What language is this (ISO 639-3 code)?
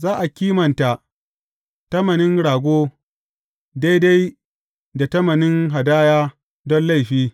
hau